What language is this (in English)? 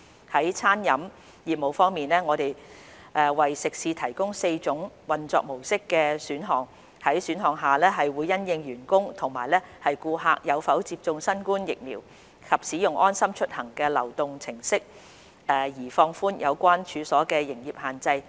Cantonese